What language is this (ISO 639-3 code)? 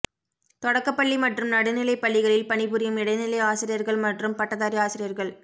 tam